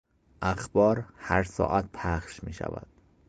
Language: Persian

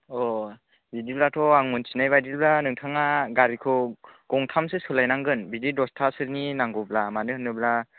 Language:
Bodo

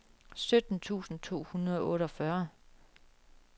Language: Danish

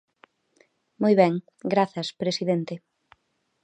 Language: Galician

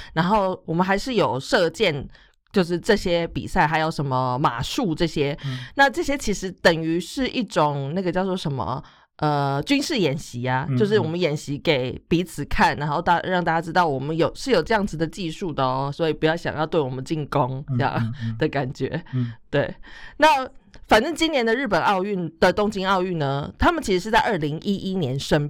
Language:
Chinese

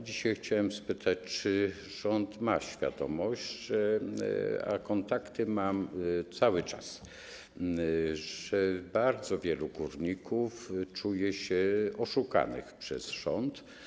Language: Polish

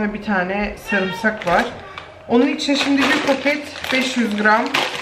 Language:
Turkish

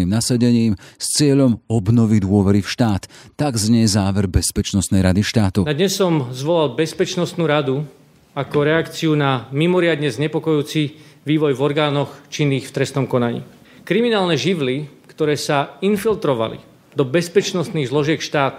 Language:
Slovak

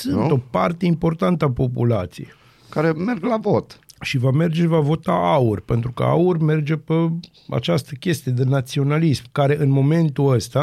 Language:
Romanian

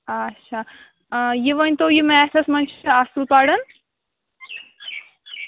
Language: Kashmiri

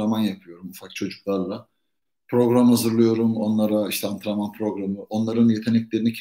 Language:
Turkish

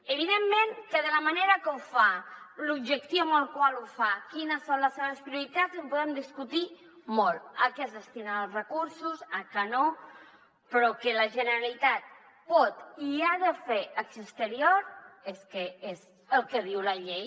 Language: Catalan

